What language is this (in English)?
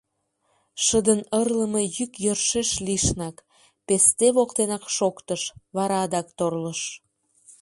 Mari